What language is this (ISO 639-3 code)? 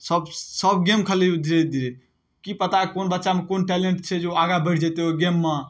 mai